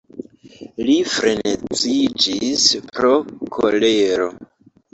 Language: Esperanto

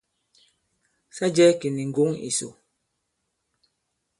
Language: Bankon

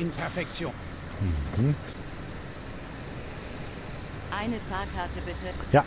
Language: German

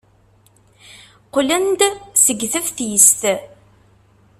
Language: Kabyle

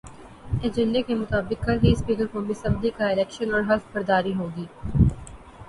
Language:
Urdu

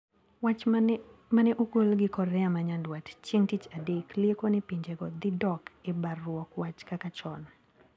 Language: Luo (Kenya and Tanzania)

